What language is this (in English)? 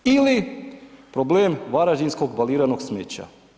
Croatian